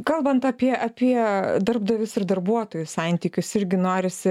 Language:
Lithuanian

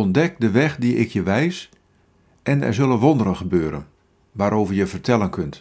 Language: Dutch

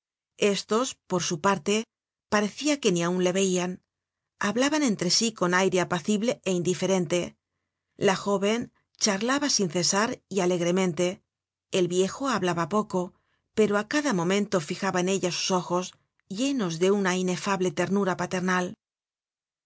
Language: Spanish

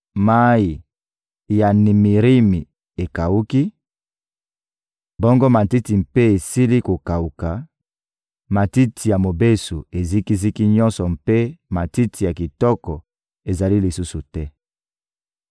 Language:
Lingala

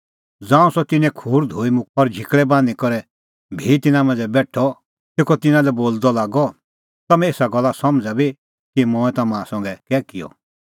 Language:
Kullu Pahari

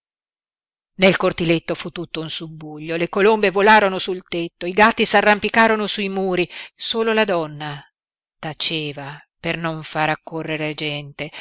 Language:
Italian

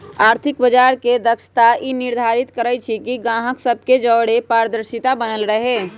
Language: Magahi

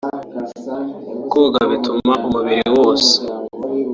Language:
Kinyarwanda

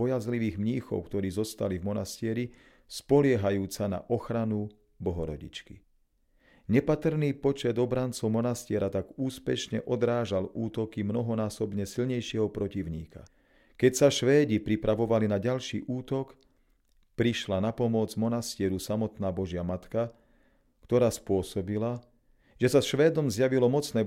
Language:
Slovak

